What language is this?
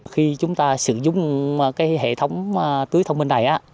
Vietnamese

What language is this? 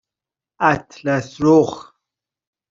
Persian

